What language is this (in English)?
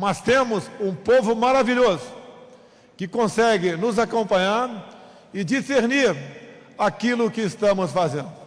Portuguese